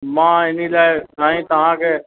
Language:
Sindhi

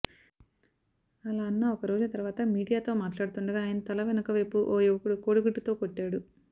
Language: Telugu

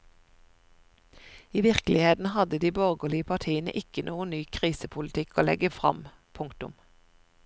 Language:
Norwegian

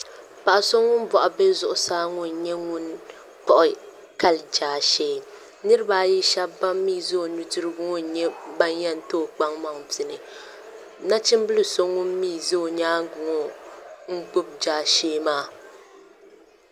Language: Dagbani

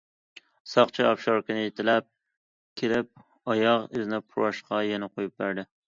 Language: Uyghur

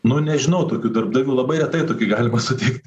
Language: Lithuanian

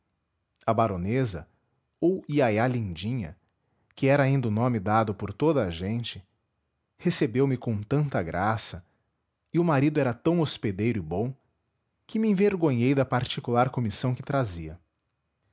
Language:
Portuguese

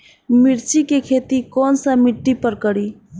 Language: Bhojpuri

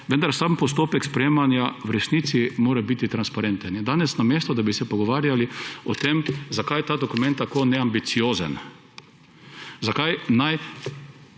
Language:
Slovenian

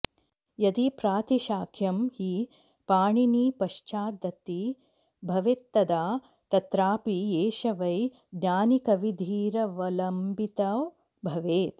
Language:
Sanskrit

